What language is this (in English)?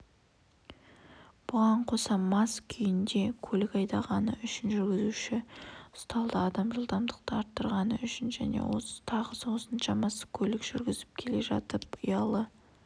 Kazakh